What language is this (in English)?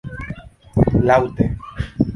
Esperanto